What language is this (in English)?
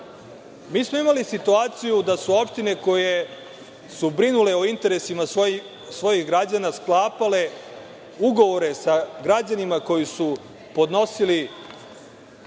Serbian